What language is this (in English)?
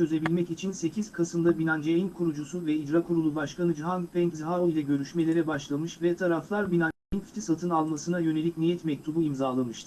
Turkish